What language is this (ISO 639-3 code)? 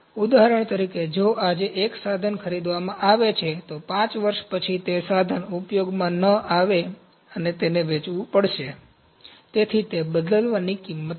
guj